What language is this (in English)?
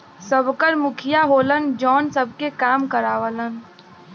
Bhojpuri